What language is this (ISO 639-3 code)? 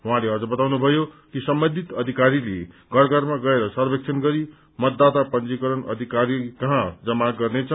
nep